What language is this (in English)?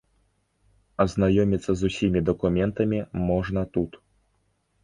Belarusian